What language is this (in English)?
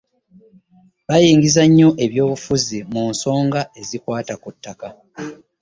Ganda